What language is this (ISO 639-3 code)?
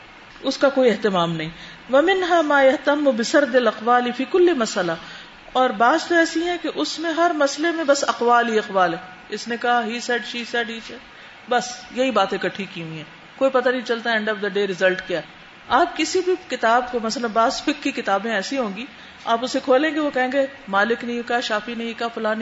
urd